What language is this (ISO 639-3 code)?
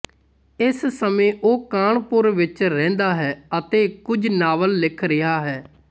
pan